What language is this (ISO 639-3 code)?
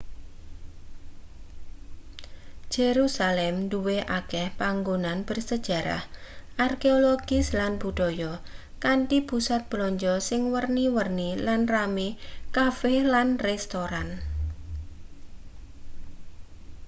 jav